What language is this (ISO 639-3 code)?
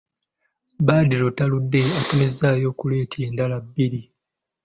lug